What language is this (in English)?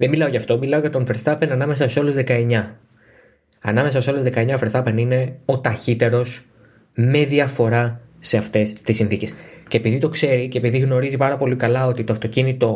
Greek